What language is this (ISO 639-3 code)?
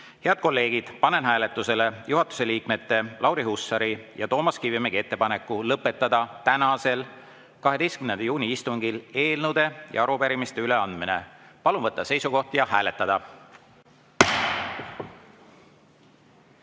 est